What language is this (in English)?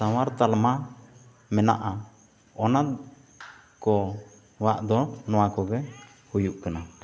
Santali